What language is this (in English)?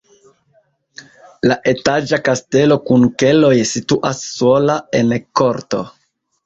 Esperanto